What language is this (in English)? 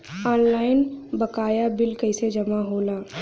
Bhojpuri